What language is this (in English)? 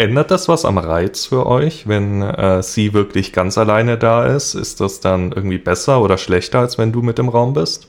German